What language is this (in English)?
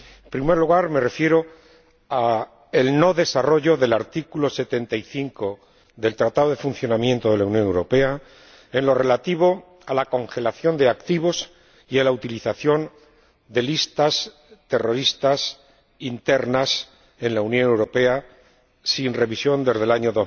Spanish